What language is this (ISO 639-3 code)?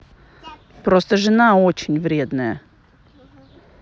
rus